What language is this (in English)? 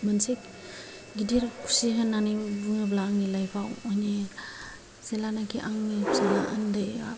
Bodo